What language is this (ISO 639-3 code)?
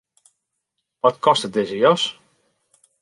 fry